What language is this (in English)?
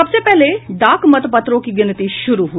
Hindi